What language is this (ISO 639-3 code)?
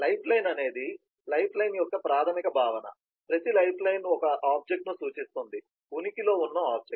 tel